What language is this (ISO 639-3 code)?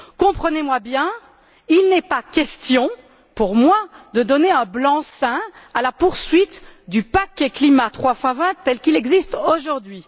fra